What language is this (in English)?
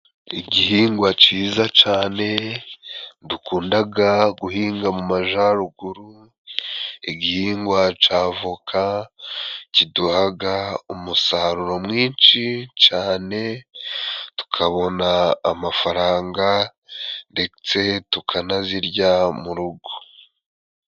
Kinyarwanda